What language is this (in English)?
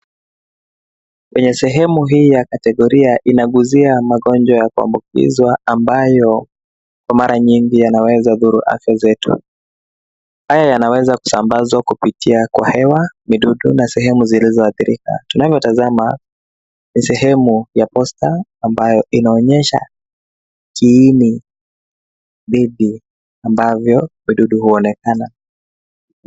Swahili